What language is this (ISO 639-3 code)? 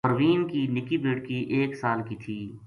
gju